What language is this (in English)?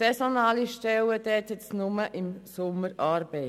Swiss German